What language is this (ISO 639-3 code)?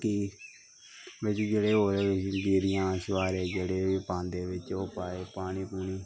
doi